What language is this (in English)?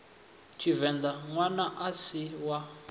Venda